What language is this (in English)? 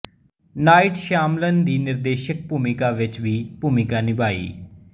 Punjabi